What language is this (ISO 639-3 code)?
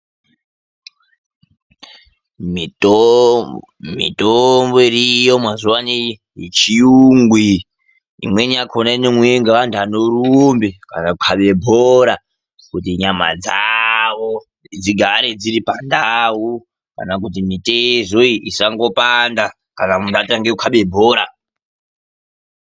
ndc